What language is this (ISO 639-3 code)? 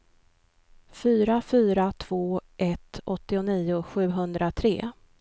swe